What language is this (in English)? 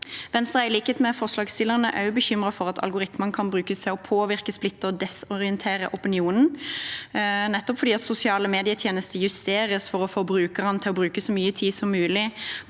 Norwegian